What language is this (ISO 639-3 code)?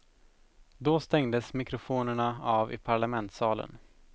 swe